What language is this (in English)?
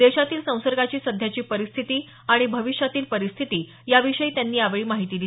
Marathi